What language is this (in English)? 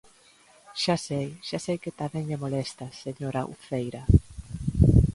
Galician